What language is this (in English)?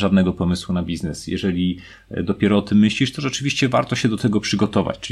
Polish